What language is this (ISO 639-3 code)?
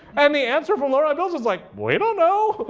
eng